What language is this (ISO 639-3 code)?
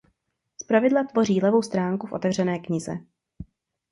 ces